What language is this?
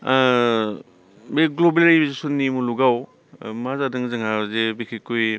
Bodo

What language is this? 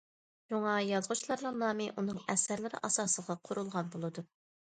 Uyghur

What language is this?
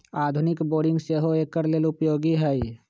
Magahi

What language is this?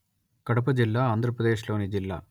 Telugu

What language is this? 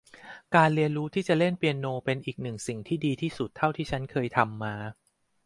Thai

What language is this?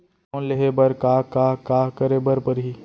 Chhattisgarhi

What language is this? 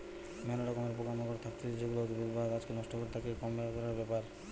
Bangla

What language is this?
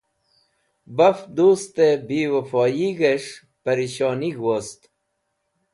Wakhi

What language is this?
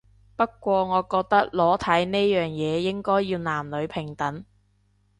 Cantonese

